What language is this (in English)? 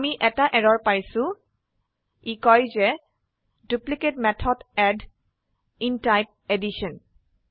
Assamese